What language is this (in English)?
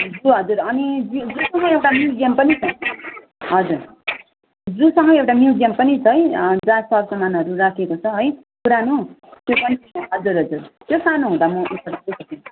Nepali